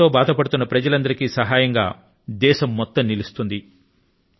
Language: Telugu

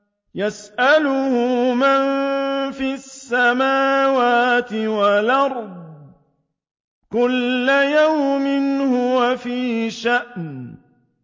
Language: Arabic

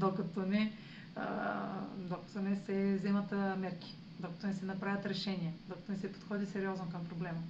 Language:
Bulgarian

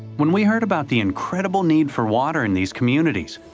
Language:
English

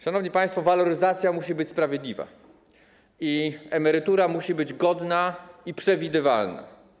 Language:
Polish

